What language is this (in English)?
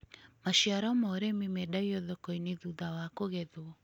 Kikuyu